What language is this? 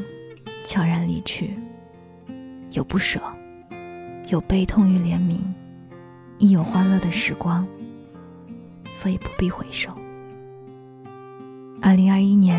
Chinese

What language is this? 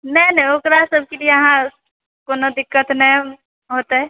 Maithili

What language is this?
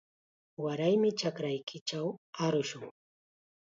Chiquián Ancash Quechua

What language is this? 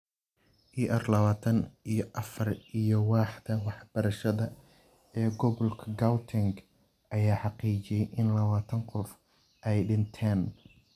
Somali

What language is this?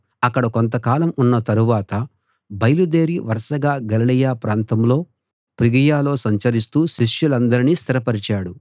Telugu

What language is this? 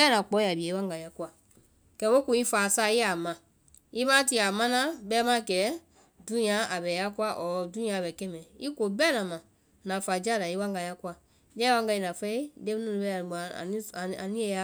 Vai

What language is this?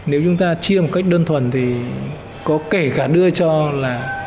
Vietnamese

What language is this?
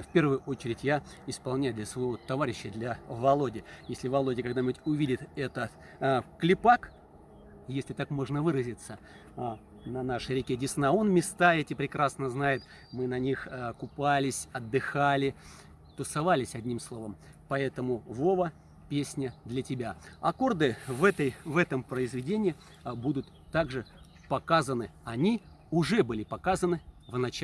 Russian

